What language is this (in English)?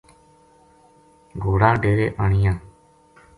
Gujari